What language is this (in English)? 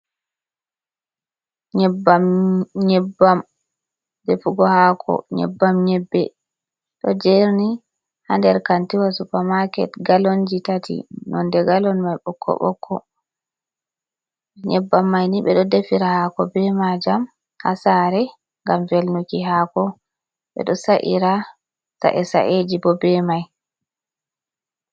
Fula